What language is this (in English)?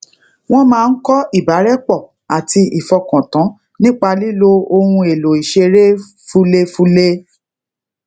Yoruba